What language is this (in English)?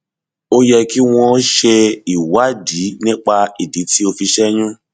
Yoruba